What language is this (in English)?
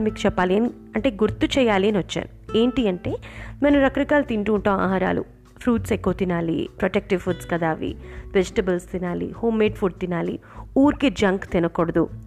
Telugu